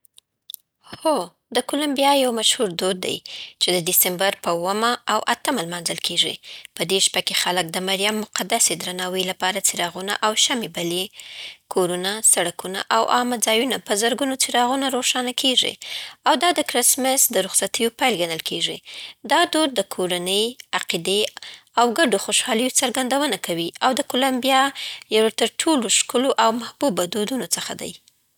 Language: Southern Pashto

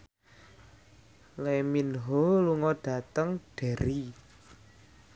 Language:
Javanese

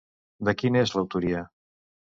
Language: Catalan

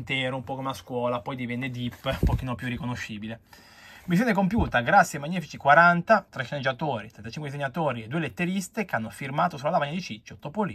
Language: Italian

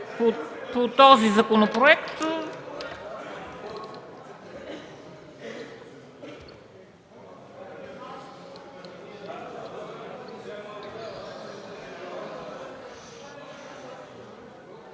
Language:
Bulgarian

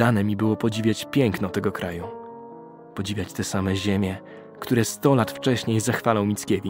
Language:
Polish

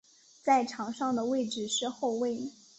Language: Chinese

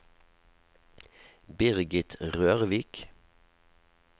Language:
Norwegian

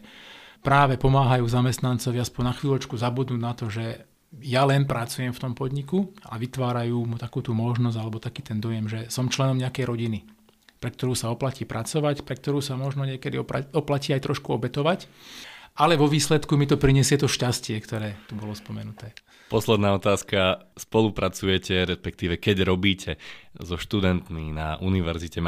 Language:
Slovak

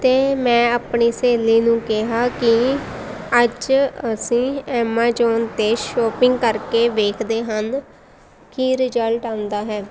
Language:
Punjabi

